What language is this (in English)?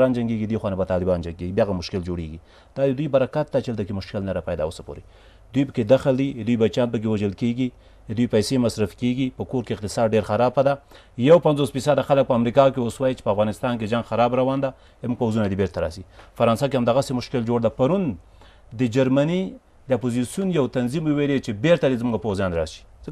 Persian